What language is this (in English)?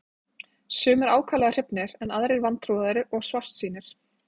Icelandic